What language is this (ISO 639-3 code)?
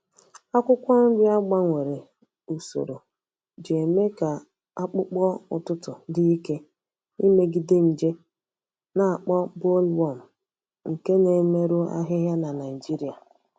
ibo